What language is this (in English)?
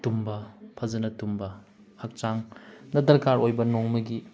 Manipuri